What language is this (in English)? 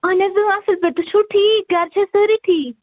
Kashmiri